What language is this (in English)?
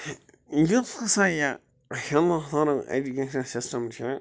Kashmiri